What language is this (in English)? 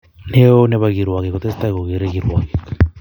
Kalenjin